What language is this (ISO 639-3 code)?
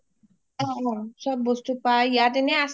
asm